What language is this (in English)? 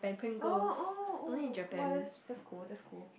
English